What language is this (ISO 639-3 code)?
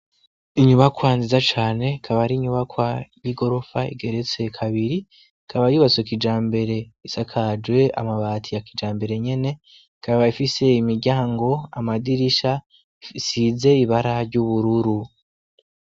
run